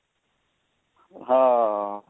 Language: Punjabi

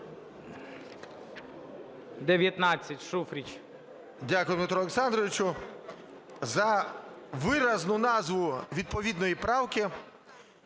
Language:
Ukrainian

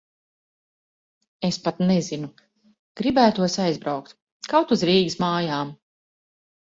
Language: Latvian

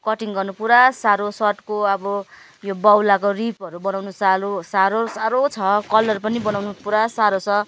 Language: Nepali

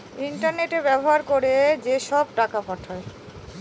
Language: Bangla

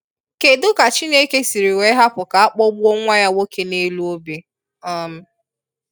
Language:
Igbo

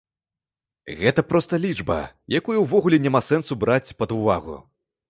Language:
Belarusian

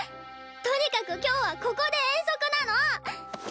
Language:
Japanese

